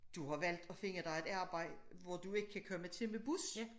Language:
Danish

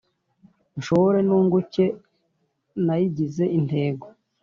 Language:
Kinyarwanda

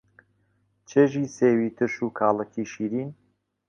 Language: Central Kurdish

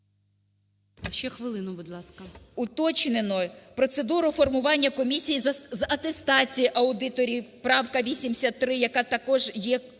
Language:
Ukrainian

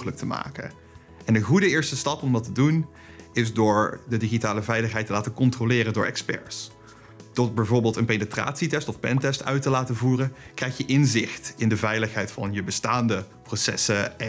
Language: Dutch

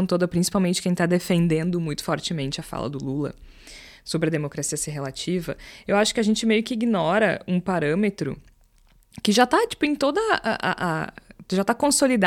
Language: Portuguese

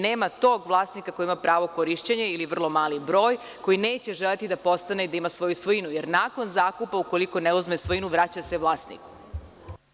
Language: Serbian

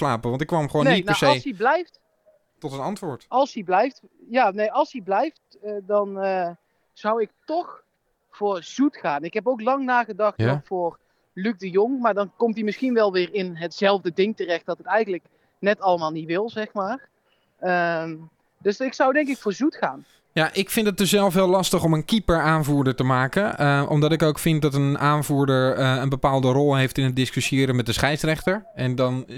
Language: Dutch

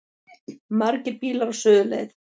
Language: Icelandic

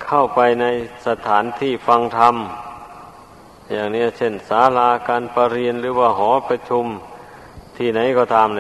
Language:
Thai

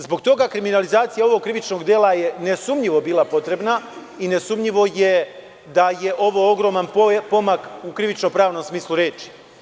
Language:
Serbian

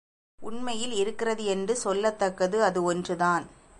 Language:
Tamil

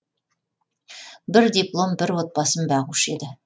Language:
Kazakh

